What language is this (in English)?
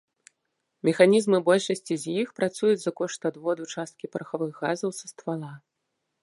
Belarusian